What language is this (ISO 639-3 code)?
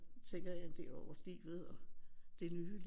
dan